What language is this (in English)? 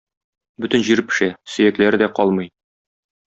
Tatar